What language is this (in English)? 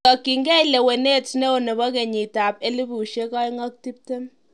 Kalenjin